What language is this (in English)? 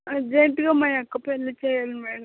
Telugu